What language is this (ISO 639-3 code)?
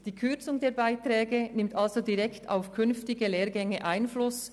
gsw